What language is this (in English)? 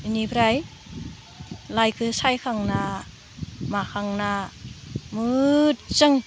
Bodo